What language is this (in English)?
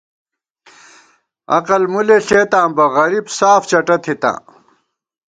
Gawar-Bati